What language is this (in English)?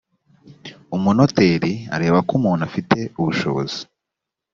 Kinyarwanda